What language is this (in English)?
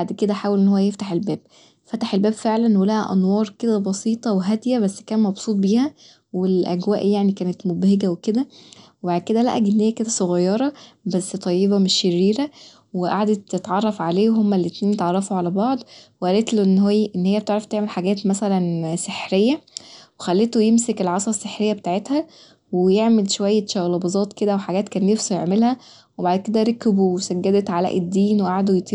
Egyptian Arabic